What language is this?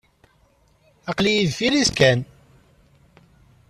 Kabyle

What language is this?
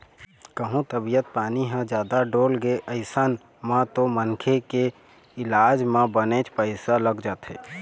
Chhattisgarhi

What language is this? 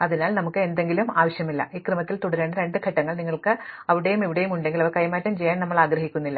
Malayalam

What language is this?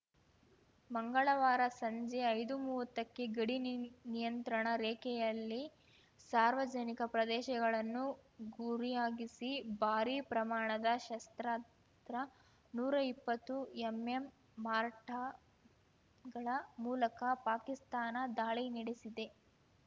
Kannada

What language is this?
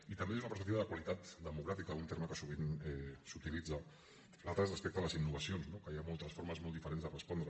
Catalan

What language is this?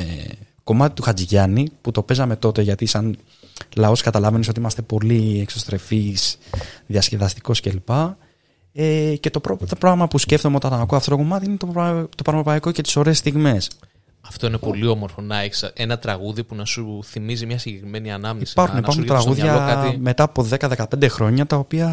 Greek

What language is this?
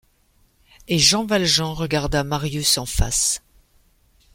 French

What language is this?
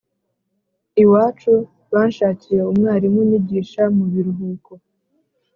Kinyarwanda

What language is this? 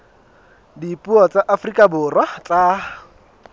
Southern Sotho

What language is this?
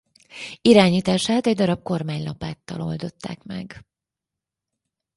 Hungarian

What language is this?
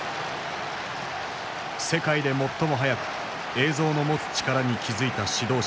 Japanese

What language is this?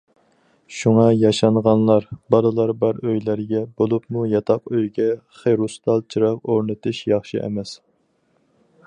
Uyghur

